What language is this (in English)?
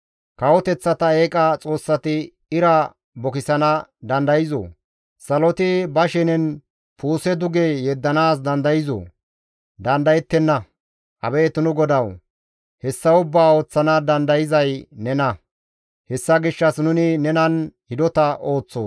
Gamo